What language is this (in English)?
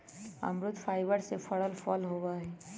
Magahi